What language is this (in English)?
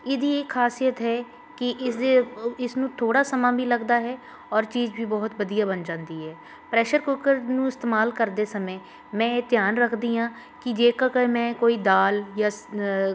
Punjabi